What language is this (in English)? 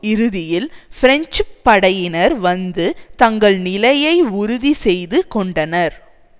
Tamil